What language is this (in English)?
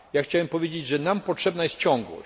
Polish